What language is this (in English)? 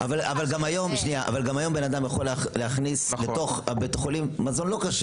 Hebrew